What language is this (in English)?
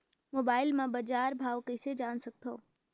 Chhattisgarhi